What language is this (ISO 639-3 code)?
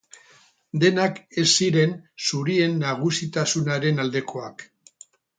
eus